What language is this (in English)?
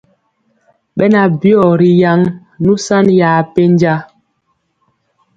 Mpiemo